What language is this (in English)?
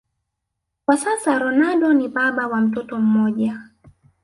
Swahili